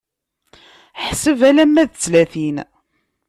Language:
Kabyle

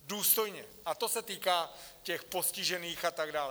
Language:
Czech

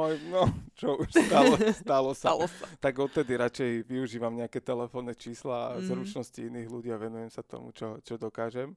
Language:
Slovak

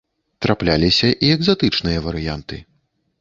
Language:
Belarusian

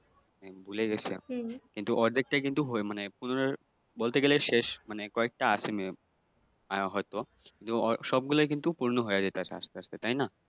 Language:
Bangla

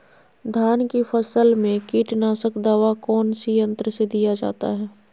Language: Magahi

